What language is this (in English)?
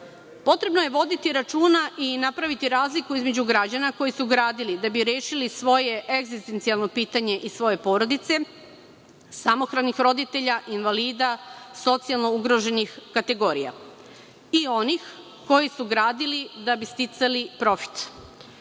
Serbian